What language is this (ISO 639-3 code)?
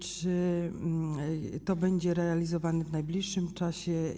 pol